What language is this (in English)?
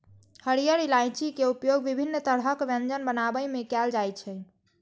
Maithili